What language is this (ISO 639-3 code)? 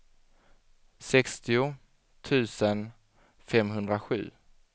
swe